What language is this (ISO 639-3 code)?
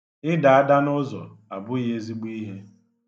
ibo